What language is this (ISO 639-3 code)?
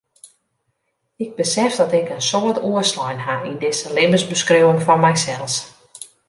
fry